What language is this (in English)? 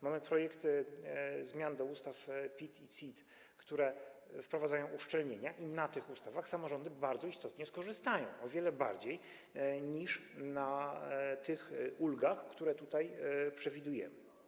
Polish